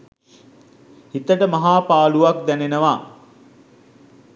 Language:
Sinhala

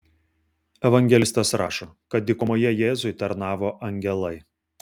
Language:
Lithuanian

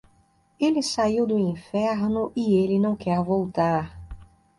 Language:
Portuguese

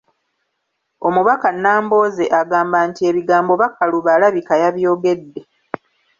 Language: Ganda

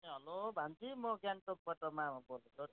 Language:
Nepali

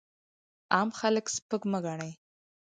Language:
Pashto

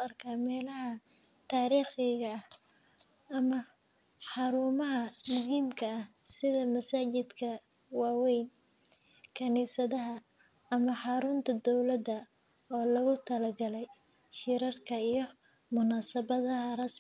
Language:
Somali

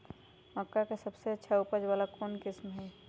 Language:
Magahi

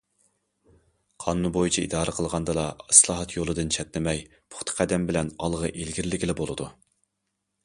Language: Uyghur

